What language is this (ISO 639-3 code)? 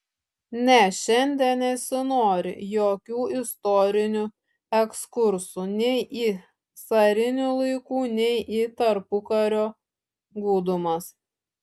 lit